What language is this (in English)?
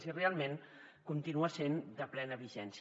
Catalan